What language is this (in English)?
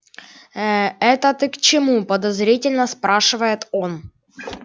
Russian